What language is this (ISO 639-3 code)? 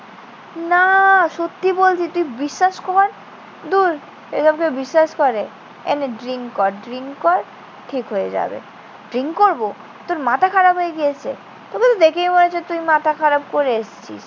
ben